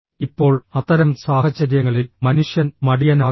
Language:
Malayalam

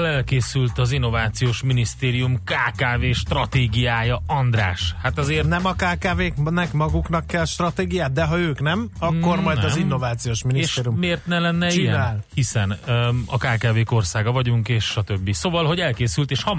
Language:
Hungarian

